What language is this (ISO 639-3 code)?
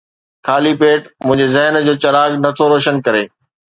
snd